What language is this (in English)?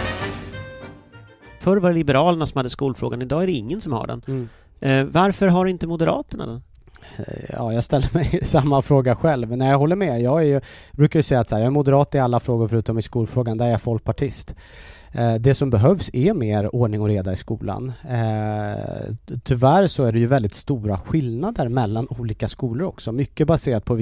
Swedish